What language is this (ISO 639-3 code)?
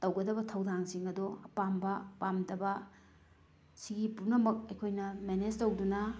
mni